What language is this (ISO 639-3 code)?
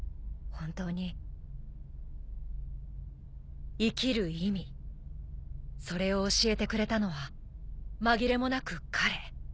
jpn